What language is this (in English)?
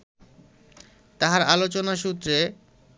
Bangla